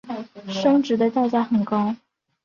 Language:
Chinese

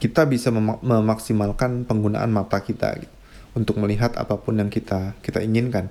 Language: Indonesian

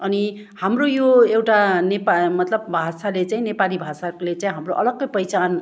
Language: Nepali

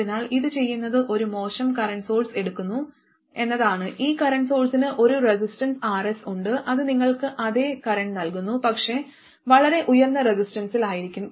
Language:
Malayalam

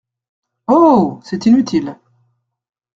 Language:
French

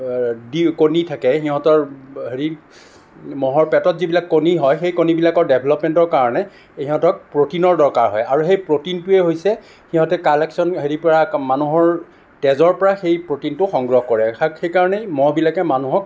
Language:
Assamese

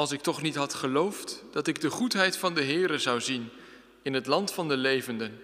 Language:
Dutch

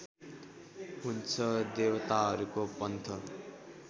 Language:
Nepali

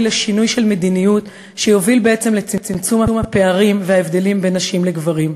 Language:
Hebrew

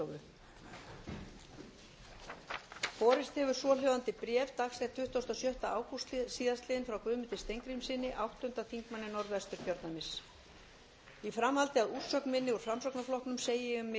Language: Icelandic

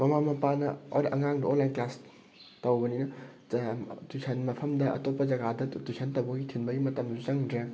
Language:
Manipuri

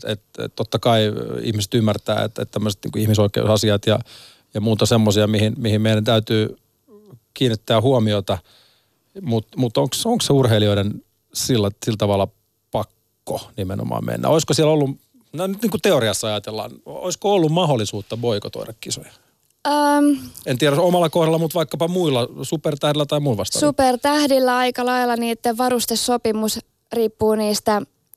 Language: Finnish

